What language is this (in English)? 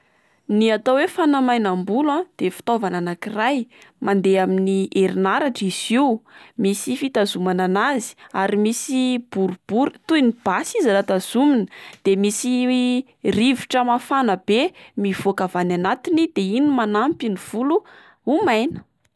Malagasy